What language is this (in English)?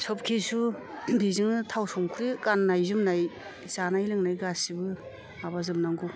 Bodo